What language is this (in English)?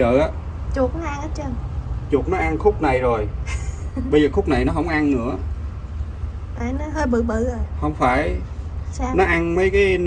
Vietnamese